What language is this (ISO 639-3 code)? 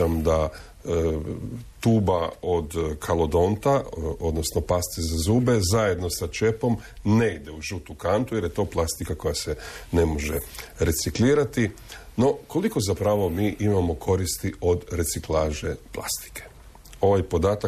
hrv